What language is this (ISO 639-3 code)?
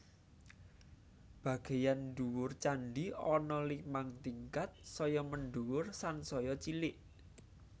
jav